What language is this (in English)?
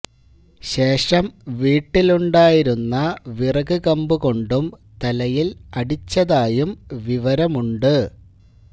Malayalam